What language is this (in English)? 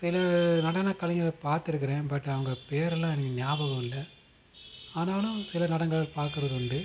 Tamil